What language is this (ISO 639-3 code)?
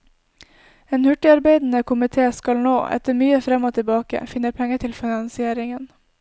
nor